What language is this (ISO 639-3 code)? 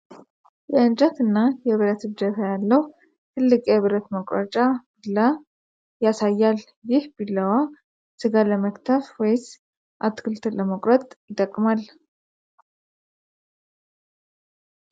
amh